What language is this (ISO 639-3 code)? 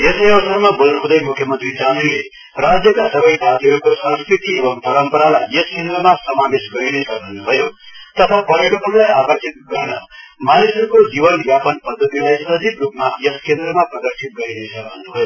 nep